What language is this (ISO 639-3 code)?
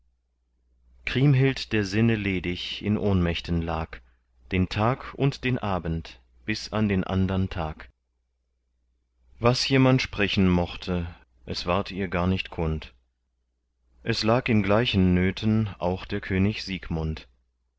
deu